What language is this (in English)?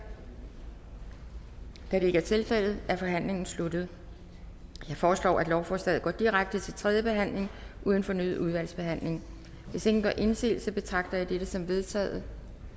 Danish